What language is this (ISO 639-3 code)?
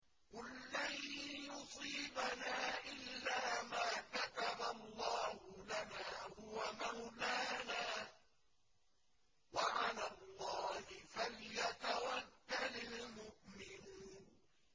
ara